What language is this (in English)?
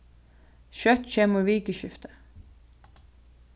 Faroese